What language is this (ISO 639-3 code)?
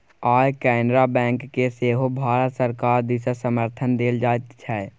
mai